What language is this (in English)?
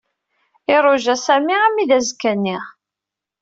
Kabyle